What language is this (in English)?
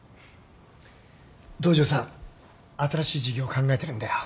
Japanese